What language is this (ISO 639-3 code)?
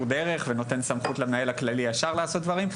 heb